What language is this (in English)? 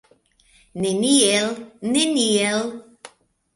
Esperanto